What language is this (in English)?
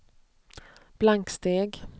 Swedish